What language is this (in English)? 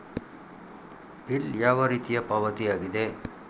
Kannada